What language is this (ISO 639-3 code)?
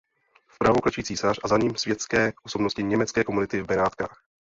ces